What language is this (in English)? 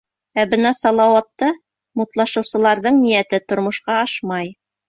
Bashkir